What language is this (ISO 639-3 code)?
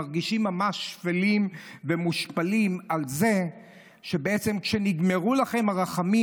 heb